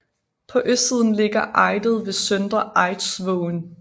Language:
Danish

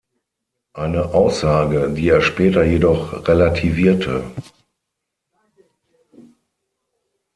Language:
German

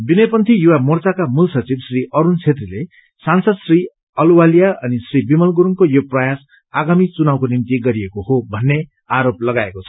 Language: Nepali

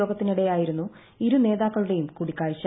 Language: Malayalam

